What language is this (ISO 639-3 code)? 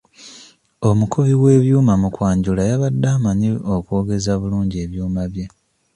lug